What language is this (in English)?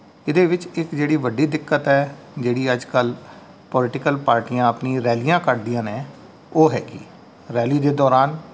Punjabi